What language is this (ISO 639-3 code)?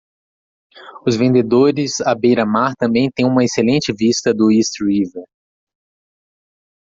por